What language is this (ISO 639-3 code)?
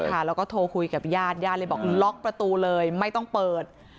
tha